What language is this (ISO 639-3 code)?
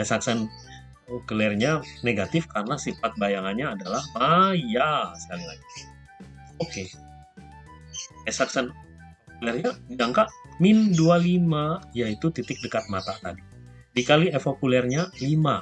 ind